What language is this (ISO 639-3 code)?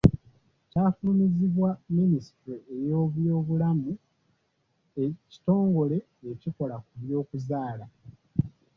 lug